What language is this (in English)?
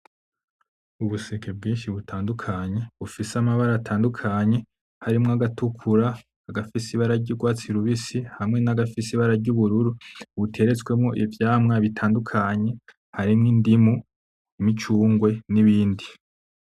Rundi